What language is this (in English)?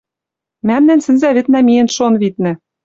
Western Mari